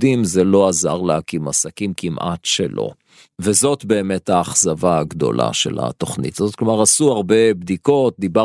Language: Hebrew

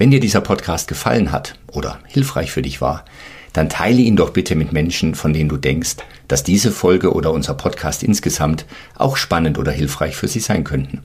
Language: German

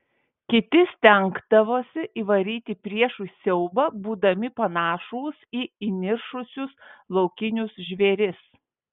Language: Lithuanian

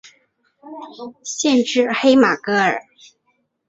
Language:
Chinese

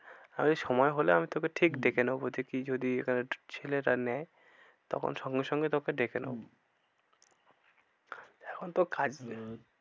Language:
Bangla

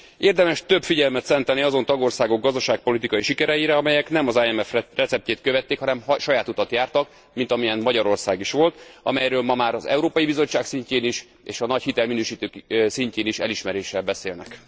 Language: Hungarian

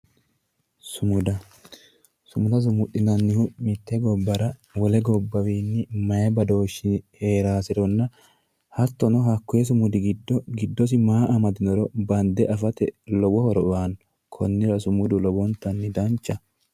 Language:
Sidamo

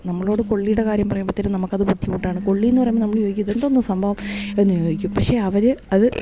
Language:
Malayalam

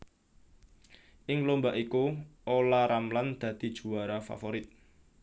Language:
Javanese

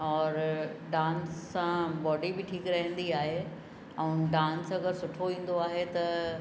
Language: Sindhi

